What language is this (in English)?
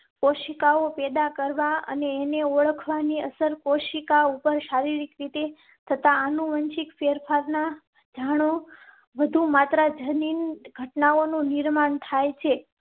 Gujarati